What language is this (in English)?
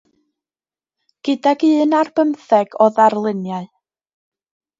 Welsh